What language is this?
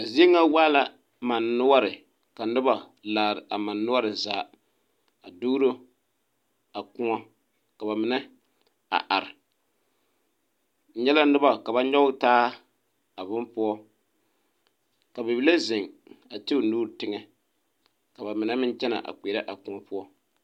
Southern Dagaare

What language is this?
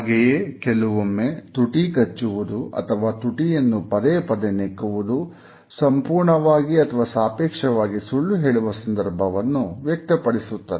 Kannada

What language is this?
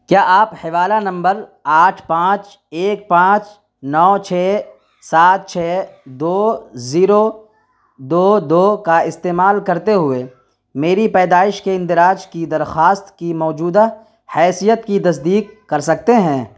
Urdu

